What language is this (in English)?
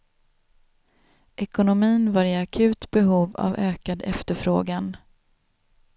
Swedish